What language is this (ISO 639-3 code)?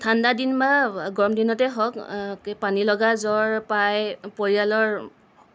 asm